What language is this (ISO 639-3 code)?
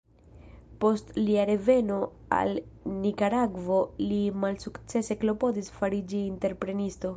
epo